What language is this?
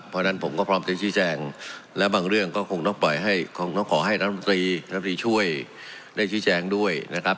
Thai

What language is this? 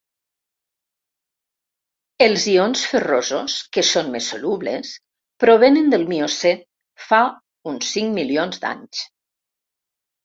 Catalan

